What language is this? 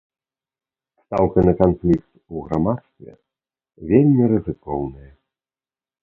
Belarusian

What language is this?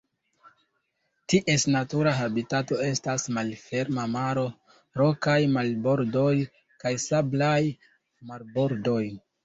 Esperanto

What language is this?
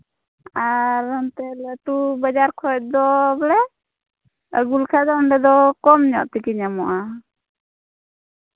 Santali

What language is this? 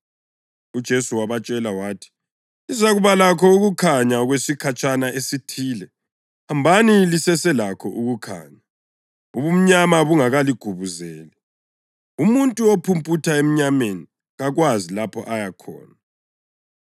North Ndebele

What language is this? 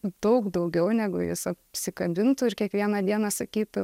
Lithuanian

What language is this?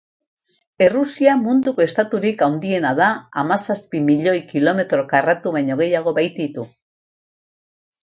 Basque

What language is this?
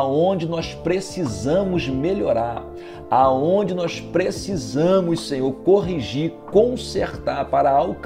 Portuguese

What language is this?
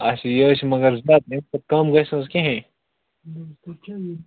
Kashmiri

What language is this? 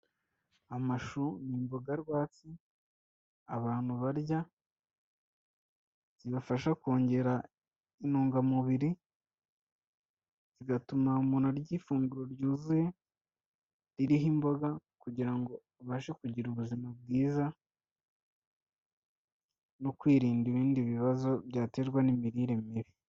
Kinyarwanda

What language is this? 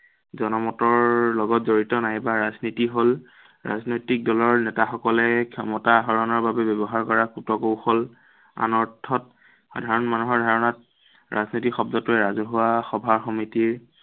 Assamese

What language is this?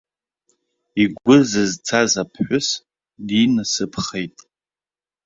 Abkhazian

